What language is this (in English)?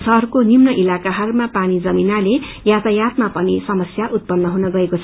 Nepali